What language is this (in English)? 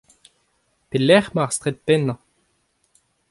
Breton